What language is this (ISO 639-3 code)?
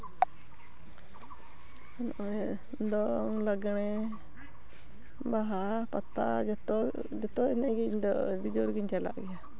sat